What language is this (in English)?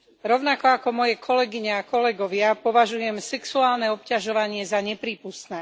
Slovak